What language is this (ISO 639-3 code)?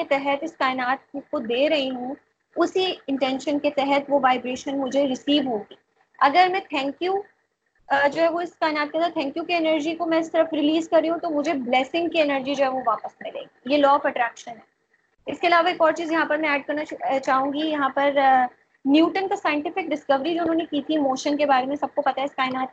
urd